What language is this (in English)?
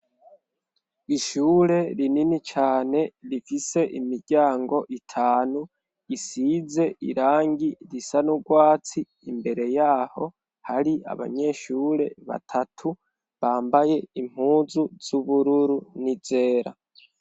Rundi